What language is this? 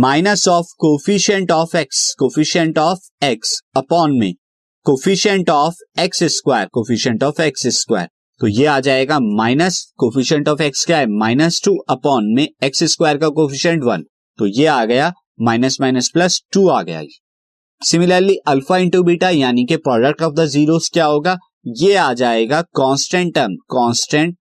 Hindi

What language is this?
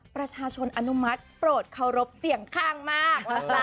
Thai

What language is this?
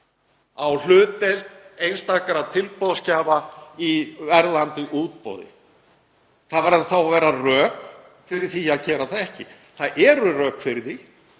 Icelandic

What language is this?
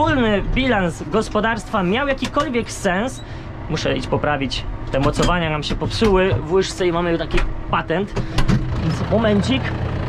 Polish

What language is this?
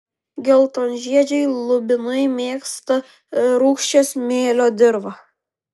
Lithuanian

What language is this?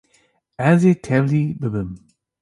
Kurdish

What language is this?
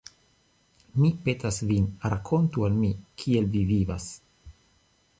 Esperanto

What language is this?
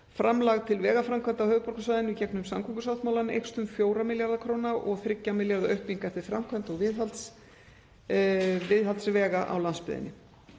Icelandic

